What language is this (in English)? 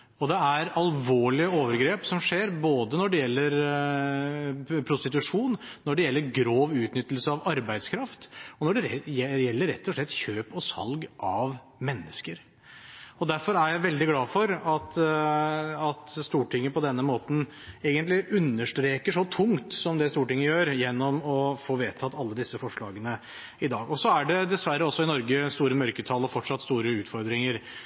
Norwegian Bokmål